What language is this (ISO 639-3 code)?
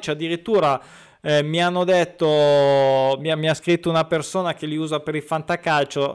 ita